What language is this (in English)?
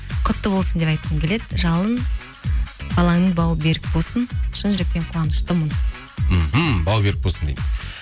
Kazakh